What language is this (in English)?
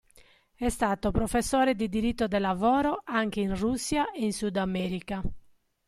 Italian